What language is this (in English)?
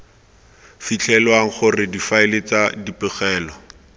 Tswana